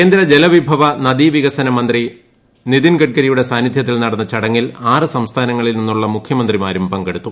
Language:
Malayalam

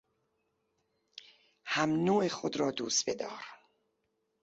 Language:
Persian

